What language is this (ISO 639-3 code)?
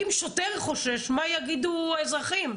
heb